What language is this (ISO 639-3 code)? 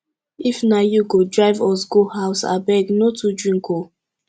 pcm